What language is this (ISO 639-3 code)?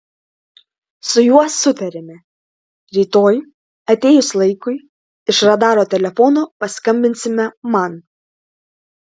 lit